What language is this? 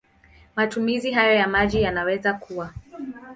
Swahili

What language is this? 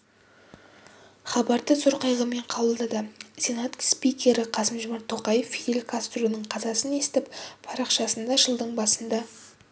Kazakh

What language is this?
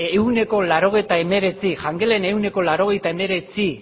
Basque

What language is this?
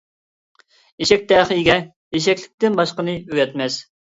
Uyghur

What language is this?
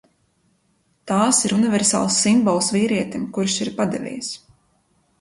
Latvian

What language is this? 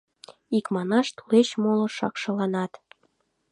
Mari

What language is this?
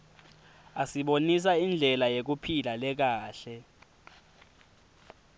Swati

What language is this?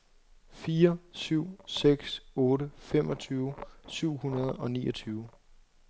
Danish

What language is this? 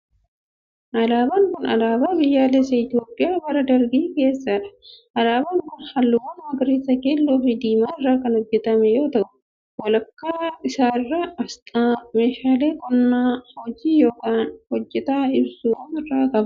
Oromo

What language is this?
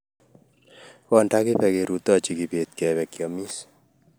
Kalenjin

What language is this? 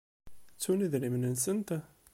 Kabyle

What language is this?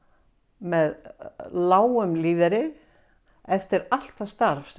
Icelandic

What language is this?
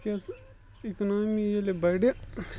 Kashmiri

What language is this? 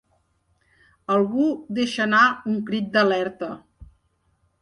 Catalan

